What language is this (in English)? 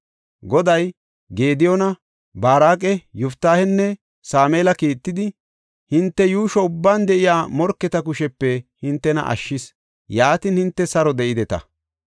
Gofa